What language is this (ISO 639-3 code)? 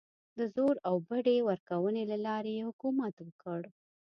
pus